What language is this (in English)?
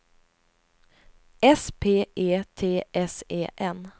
Swedish